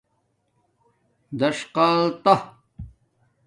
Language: Domaaki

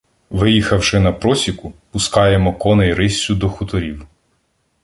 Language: Ukrainian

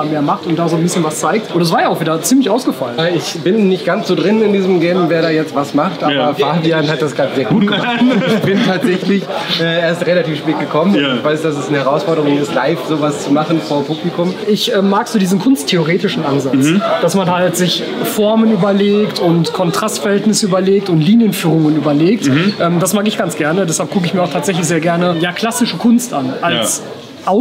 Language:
German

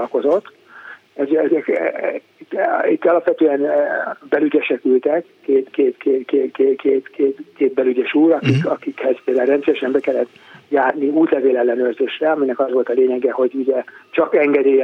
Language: Hungarian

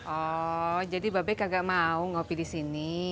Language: Indonesian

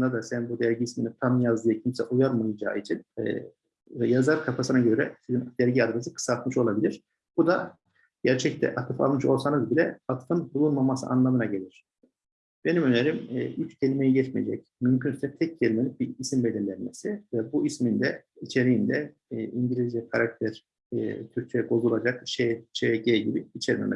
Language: Turkish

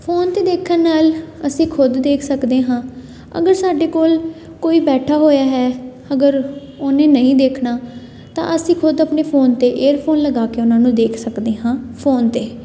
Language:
Punjabi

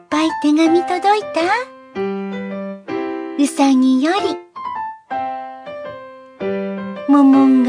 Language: Japanese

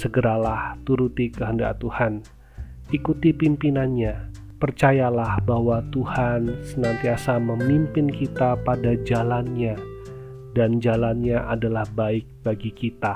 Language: Indonesian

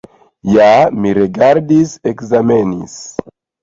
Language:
Esperanto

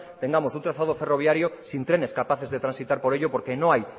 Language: Spanish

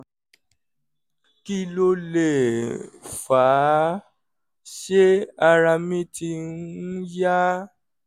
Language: Yoruba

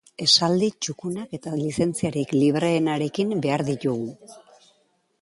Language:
Basque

